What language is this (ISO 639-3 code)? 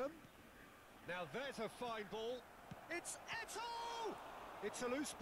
tur